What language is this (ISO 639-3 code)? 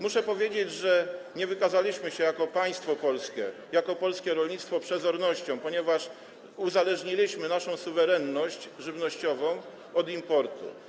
pol